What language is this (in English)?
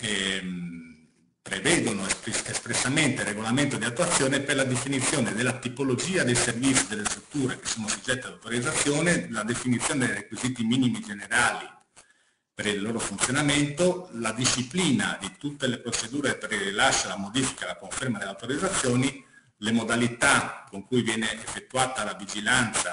Italian